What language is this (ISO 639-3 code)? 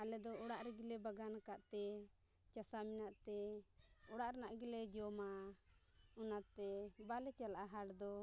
sat